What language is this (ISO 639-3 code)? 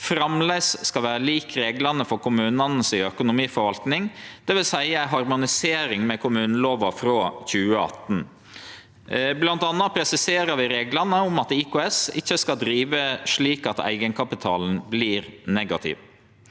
nor